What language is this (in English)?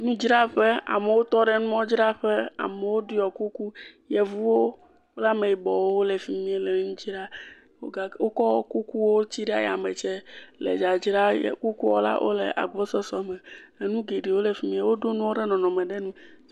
Ewe